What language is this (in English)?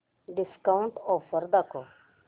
Marathi